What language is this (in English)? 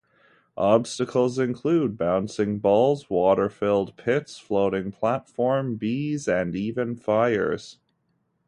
English